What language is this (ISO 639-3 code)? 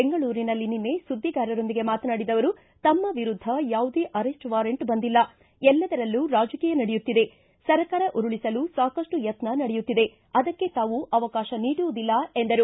kan